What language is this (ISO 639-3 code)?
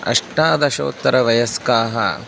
san